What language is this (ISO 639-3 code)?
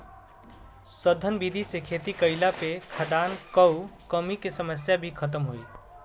bho